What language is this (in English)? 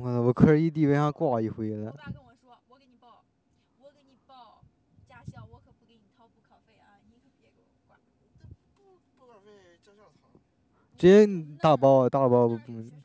Chinese